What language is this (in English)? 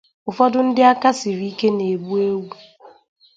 Igbo